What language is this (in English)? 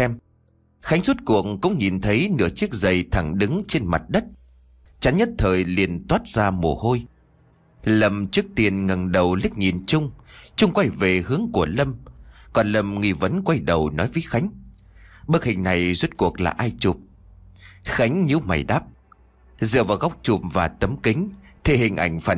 Vietnamese